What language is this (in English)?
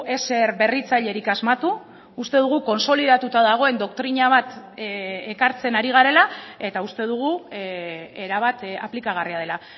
Basque